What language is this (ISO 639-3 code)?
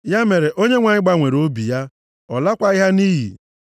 ibo